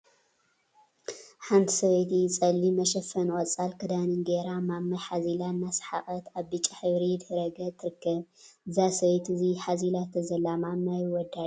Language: Tigrinya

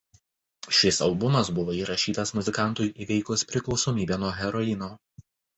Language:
Lithuanian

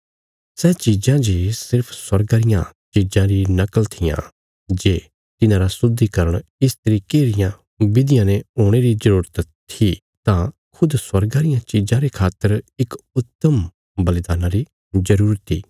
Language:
Bilaspuri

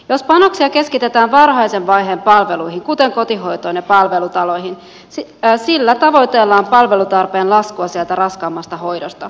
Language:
Finnish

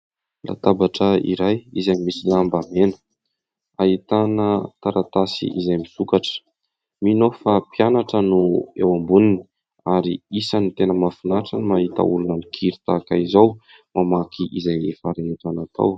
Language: Malagasy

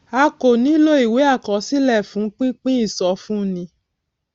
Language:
Yoruba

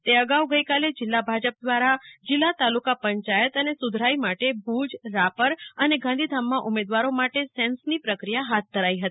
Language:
Gujarati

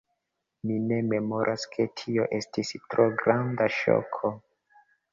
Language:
Esperanto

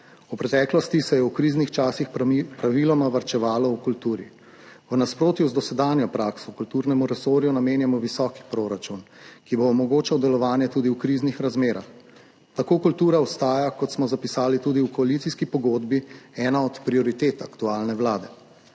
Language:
Slovenian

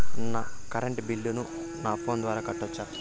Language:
Telugu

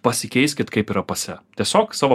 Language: Lithuanian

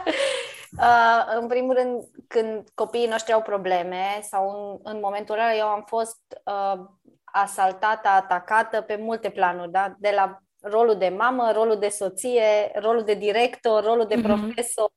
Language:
Romanian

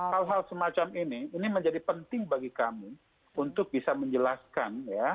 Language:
Indonesian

